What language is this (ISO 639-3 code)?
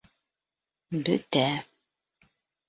bak